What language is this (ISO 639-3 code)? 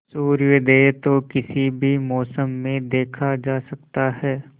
hin